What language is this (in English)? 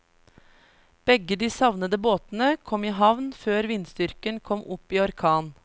Norwegian